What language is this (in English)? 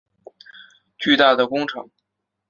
Chinese